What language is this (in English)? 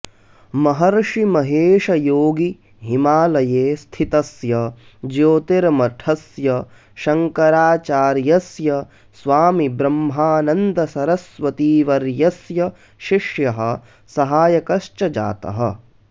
Sanskrit